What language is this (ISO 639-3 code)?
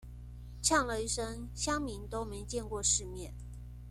zho